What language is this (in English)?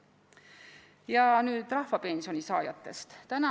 Estonian